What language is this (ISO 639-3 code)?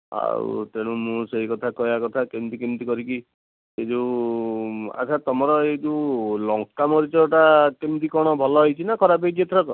ori